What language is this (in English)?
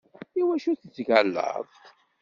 Kabyle